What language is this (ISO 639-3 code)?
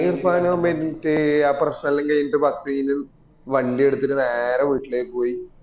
mal